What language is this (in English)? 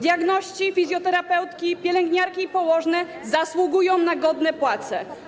Polish